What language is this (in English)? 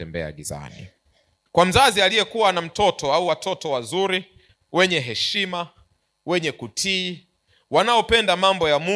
Swahili